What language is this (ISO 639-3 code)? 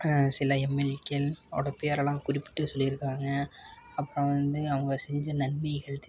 tam